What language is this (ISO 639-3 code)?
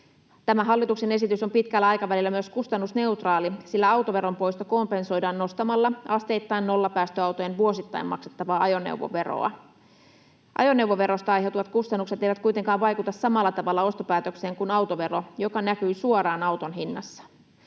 fin